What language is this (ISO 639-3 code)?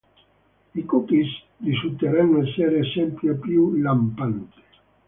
ita